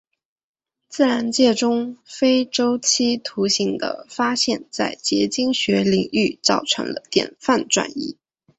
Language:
Chinese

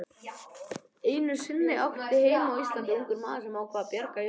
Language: Icelandic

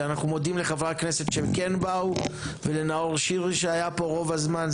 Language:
Hebrew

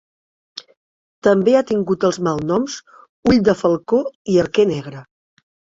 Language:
Catalan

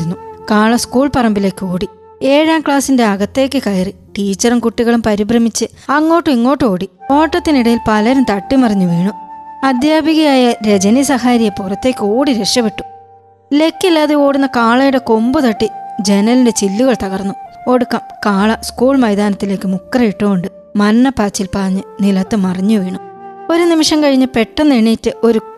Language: Malayalam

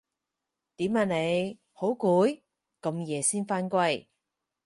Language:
Cantonese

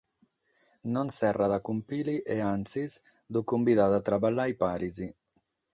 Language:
Sardinian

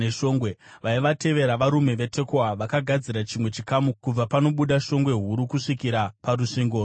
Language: Shona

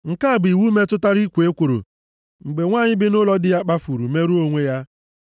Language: Igbo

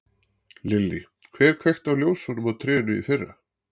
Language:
Icelandic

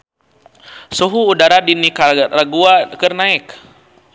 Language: Sundanese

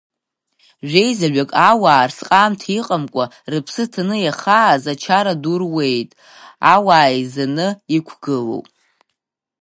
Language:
Abkhazian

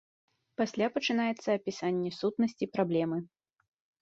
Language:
Belarusian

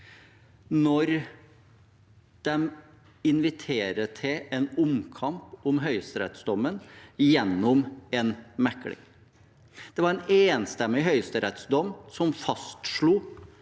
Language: Norwegian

